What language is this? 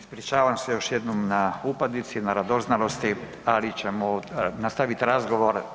Croatian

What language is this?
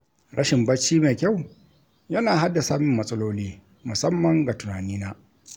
Hausa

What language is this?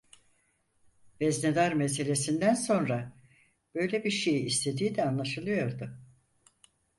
Turkish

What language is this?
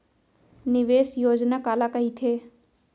Chhattisgarhi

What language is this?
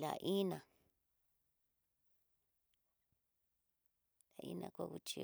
Tidaá Mixtec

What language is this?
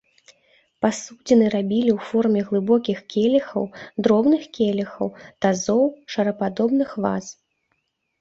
Belarusian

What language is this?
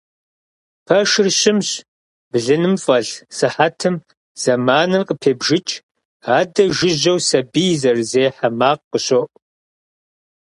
Kabardian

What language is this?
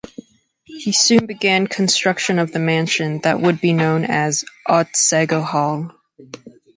English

